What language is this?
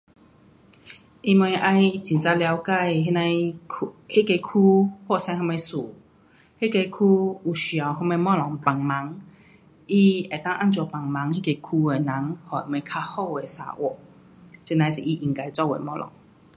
Pu-Xian Chinese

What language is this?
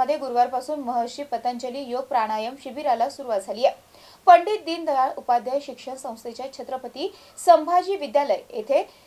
Marathi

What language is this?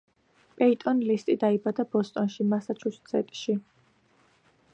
Georgian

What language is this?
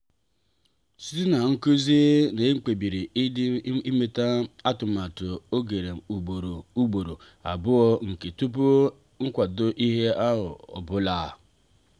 Igbo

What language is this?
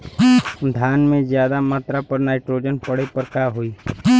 Bhojpuri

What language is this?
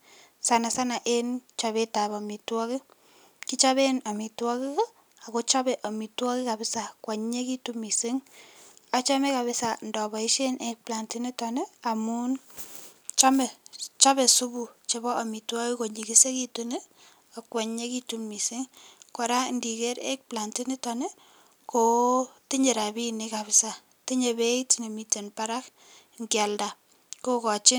Kalenjin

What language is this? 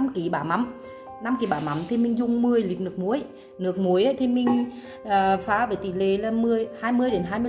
Vietnamese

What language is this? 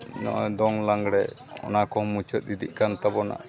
Santali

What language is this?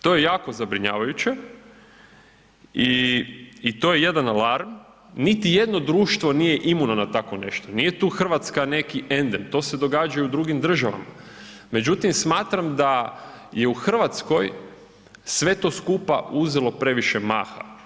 Croatian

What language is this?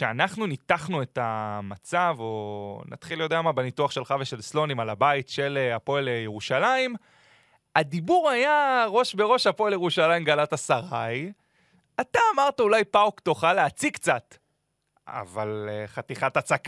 Hebrew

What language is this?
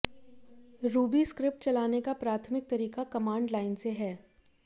Hindi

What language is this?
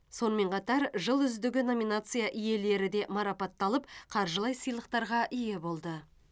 Kazakh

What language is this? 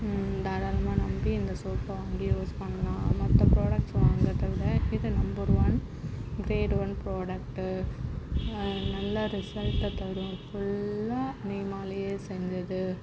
Tamil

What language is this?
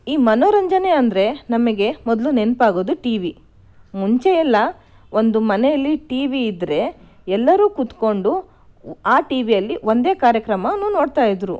Kannada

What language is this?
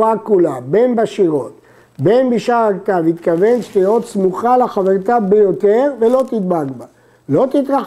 Hebrew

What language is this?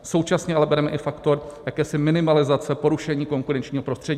Czech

